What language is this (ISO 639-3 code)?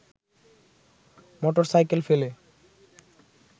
ben